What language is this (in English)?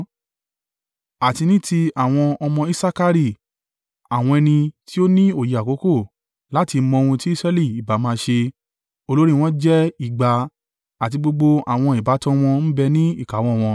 Yoruba